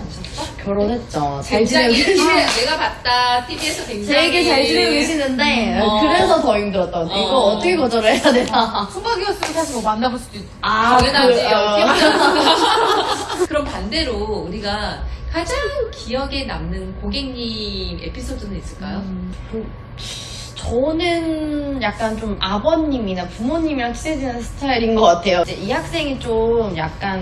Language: Korean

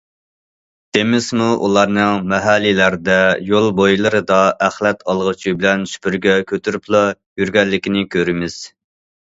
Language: Uyghur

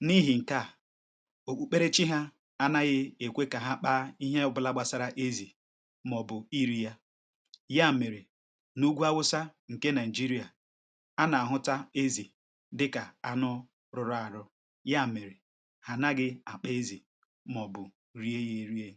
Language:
Igbo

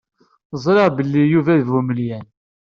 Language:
Kabyle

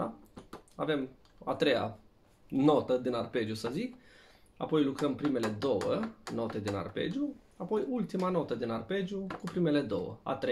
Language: Romanian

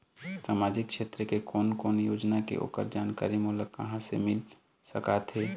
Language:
Chhattisgarhi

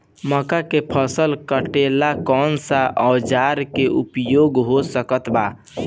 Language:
Bhojpuri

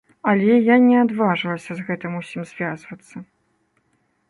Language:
Belarusian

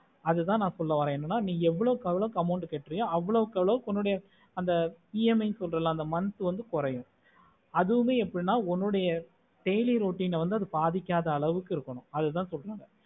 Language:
Tamil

